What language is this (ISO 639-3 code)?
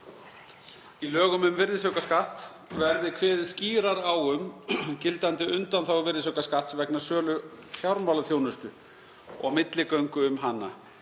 isl